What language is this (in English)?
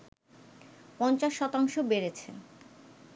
Bangla